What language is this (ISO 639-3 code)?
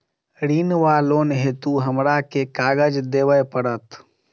mai